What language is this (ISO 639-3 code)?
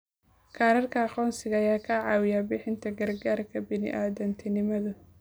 som